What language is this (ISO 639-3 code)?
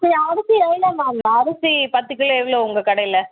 tam